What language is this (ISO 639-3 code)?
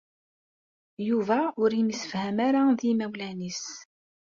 kab